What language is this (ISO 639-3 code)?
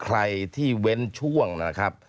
tha